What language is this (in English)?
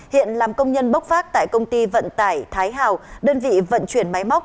Vietnamese